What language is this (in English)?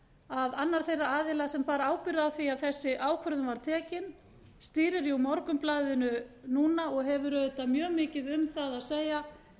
Icelandic